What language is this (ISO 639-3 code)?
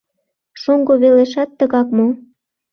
chm